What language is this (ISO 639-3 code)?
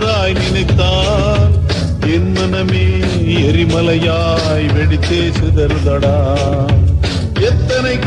ara